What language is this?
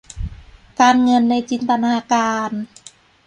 Thai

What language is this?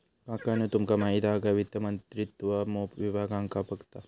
Marathi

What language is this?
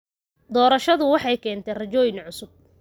Somali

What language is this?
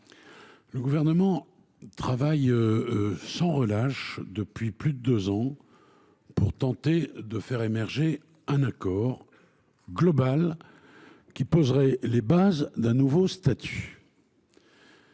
French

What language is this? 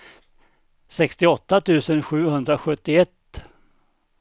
Swedish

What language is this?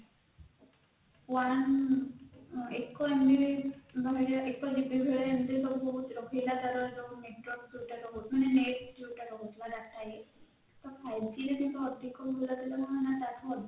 Odia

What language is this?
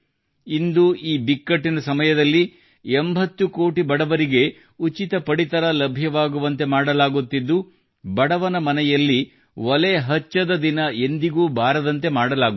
Kannada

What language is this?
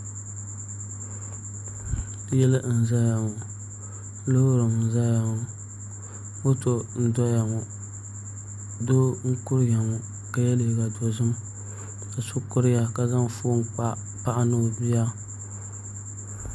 Dagbani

